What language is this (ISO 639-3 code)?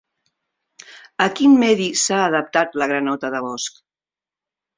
cat